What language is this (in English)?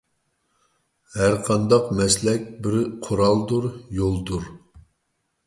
Uyghur